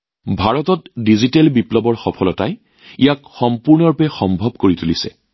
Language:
Assamese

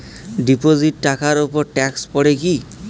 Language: Bangla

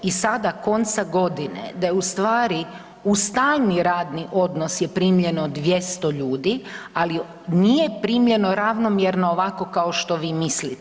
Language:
Croatian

